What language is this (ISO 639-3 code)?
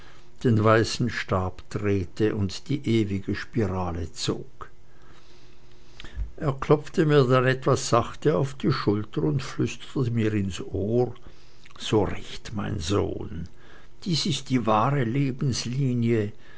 deu